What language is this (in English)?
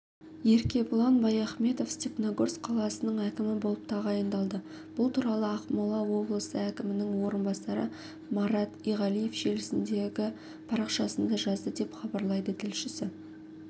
Kazakh